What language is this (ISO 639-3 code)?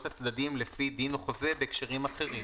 heb